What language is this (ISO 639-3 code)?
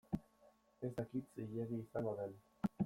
eus